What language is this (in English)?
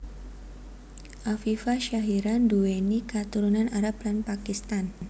Javanese